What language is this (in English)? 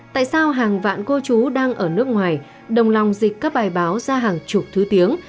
Vietnamese